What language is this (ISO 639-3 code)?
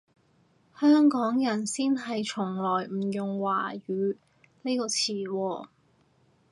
yue